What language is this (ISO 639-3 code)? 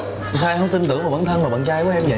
vie